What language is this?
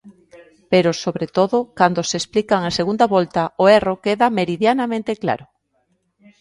Galician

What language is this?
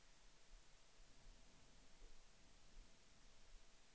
Swedish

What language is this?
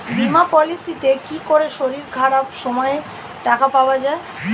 Bangla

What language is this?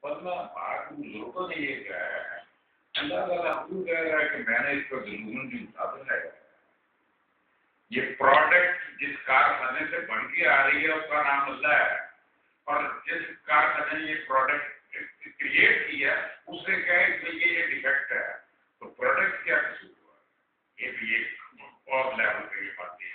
Greek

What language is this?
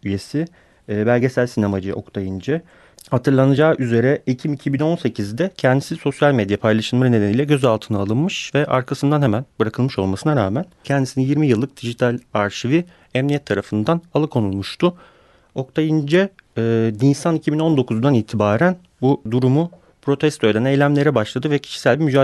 Turkish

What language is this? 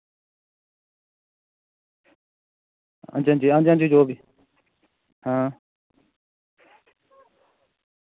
Dogri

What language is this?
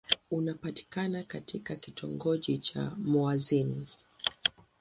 Swahili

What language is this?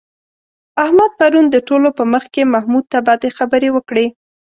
Pashto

